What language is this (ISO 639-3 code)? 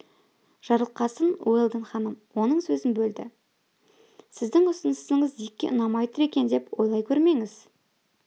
kaz